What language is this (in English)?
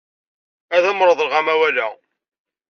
Kabyle